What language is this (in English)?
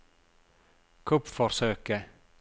Norwegian